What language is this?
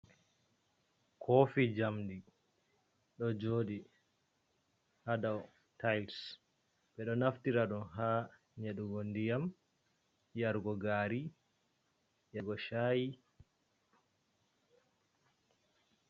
Fula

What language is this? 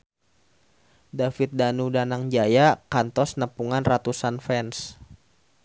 Sundanese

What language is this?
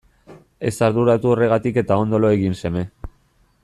Basque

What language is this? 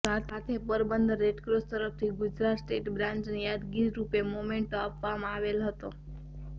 Gujarati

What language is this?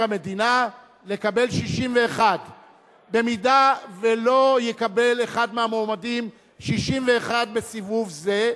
Hebrew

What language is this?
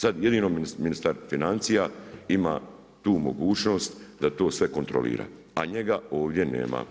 Croatian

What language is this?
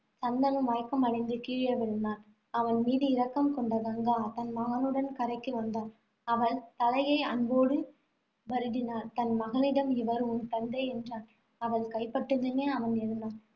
Tamil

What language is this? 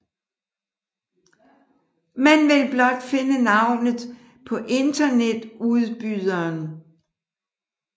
Danish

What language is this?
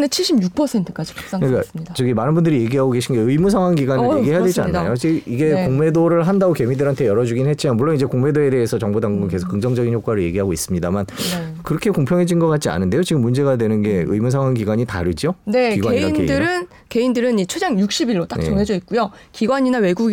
Korean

